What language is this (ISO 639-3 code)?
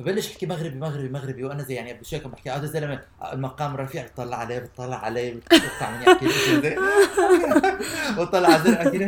ara